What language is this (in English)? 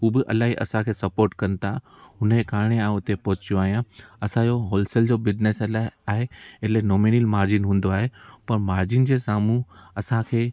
Sindhi